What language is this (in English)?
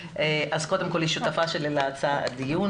Hebrew